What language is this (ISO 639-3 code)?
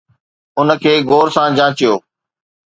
snd